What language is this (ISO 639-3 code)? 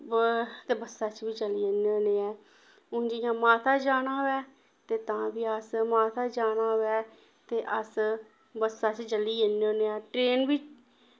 doi